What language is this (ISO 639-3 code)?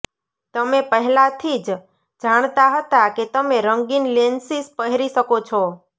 guj